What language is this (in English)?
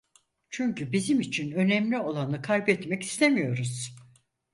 Turkish